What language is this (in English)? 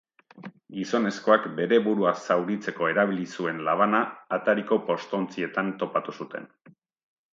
Basque